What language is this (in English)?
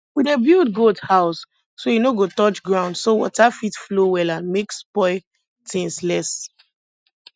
Nigerian Pidgin